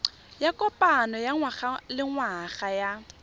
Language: Tswana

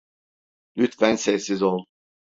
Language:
Turkish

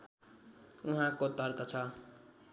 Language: Nepali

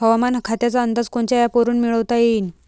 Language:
Marathi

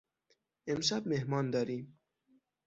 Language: Persian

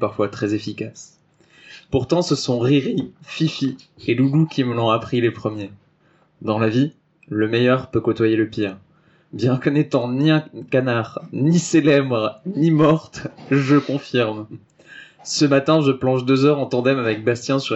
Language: French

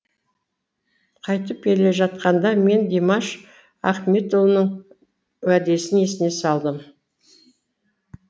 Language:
Kazakh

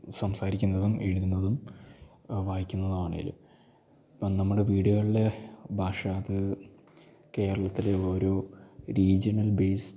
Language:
Malayalam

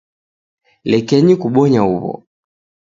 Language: Taita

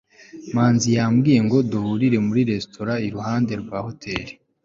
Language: Kinyarwanda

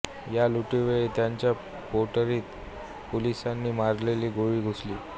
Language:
Marathi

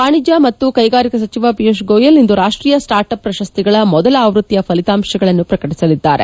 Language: Kannada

